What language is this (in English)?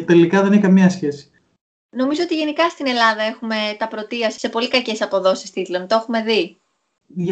Greek